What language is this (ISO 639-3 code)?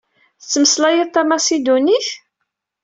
kab